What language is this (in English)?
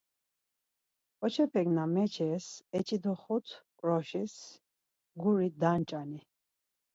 Laz